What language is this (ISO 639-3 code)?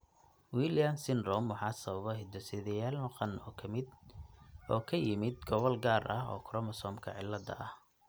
som